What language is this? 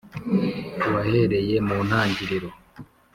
Kinyarwanda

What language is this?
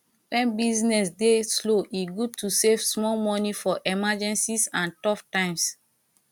Nigerian Pidgin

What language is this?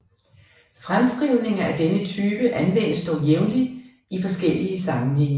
Danish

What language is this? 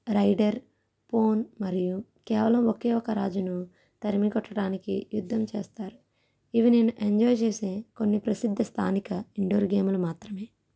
Telugu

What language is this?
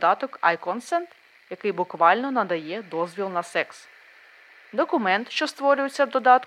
Ukrainian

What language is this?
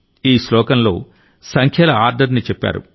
Telugu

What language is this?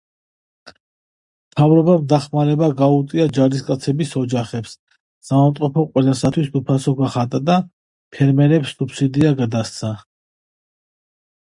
Georgian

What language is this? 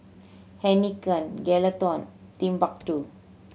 English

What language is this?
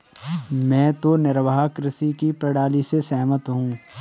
Hindi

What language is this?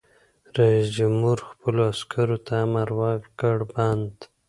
Pashto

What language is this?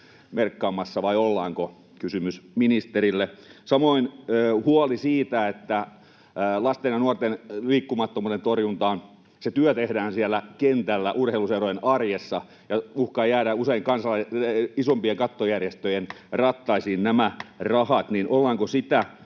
Finnish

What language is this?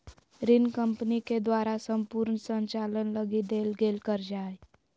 Magahi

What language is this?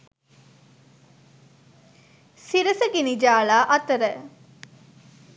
Sinhala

